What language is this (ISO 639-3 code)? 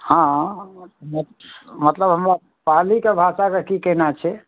mai